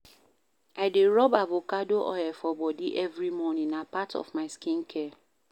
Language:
Nigerian Pidgin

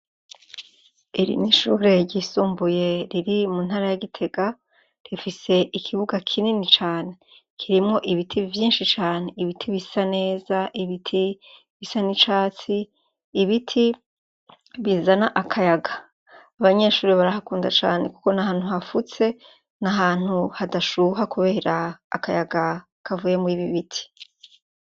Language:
Rundi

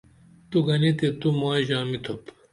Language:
Dameli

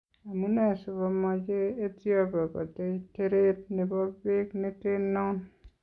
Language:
Kalenjin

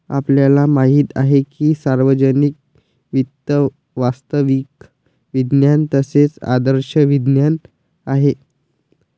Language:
Marathi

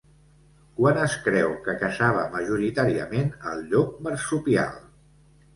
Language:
Catalan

